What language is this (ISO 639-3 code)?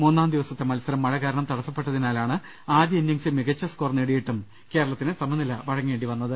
mal